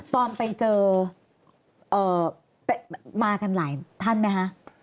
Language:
Thai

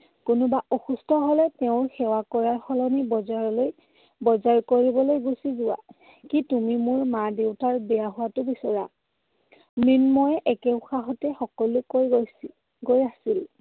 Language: Assamese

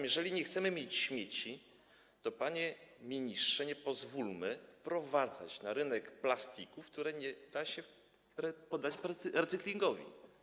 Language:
Polish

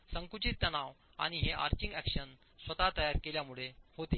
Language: Marathi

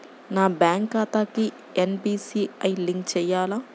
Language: Telugu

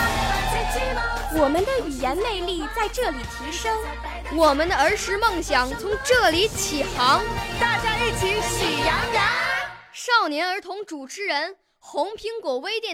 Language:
Chinese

